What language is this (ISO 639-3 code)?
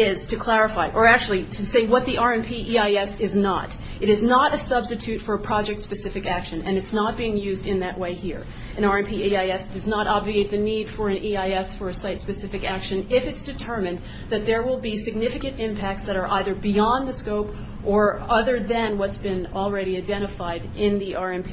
eng